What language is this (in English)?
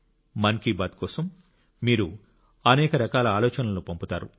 Telugu